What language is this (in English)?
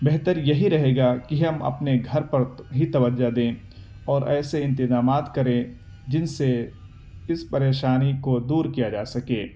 Urdu